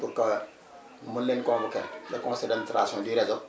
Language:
Wolof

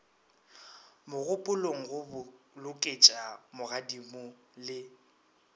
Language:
Northern Sotho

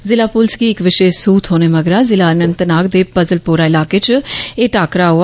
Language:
Dogri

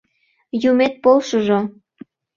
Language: Mari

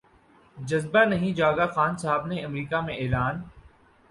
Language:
Urdu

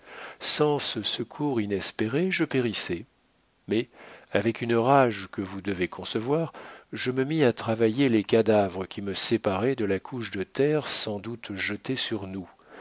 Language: French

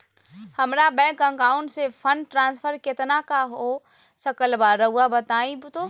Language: Magahi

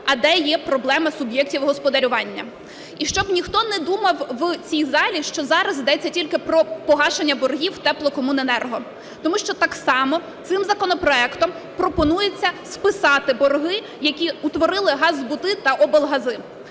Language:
Ukrainian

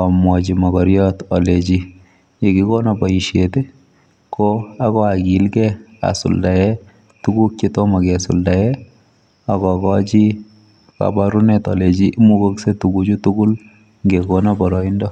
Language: Kalenjin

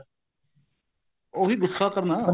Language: Punjabi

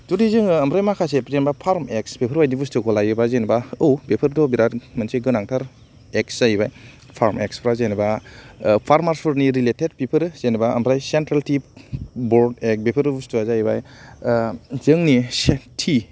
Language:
Bodo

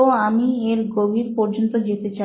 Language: Bangla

